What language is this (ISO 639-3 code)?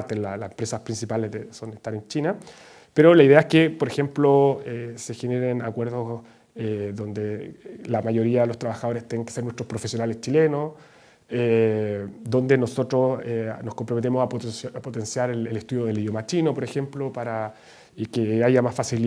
spa